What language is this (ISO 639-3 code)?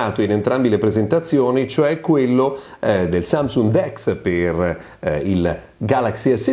ita